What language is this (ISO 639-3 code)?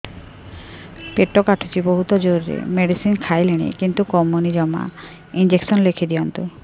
ori